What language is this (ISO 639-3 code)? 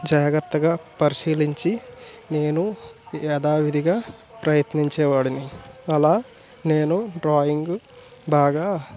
tel